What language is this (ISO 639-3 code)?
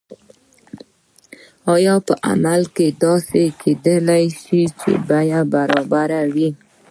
pus